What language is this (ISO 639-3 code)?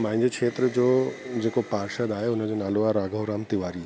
snd